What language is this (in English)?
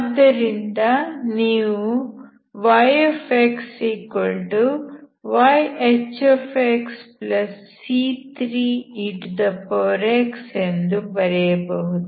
Kannada